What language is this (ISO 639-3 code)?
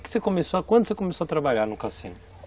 por